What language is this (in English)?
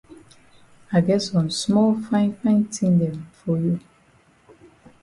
Cameroon Pidgin